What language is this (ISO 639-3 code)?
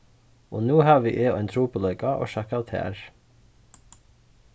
fao